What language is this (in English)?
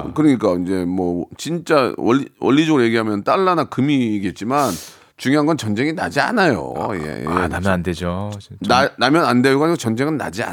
Korean